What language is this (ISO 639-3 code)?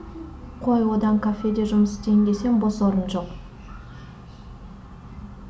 kaz